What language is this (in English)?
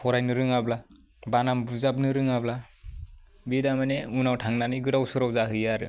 Bodo